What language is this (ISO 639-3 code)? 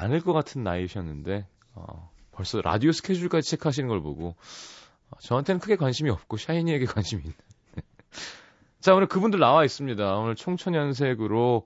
kor